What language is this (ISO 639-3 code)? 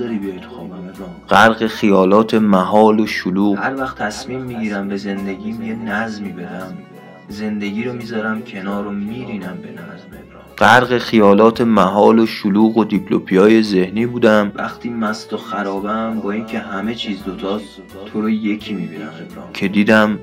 fas